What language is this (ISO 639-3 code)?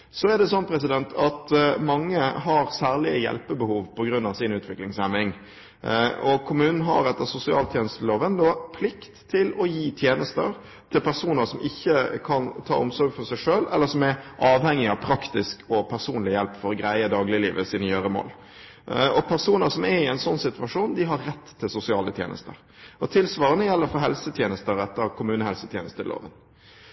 nob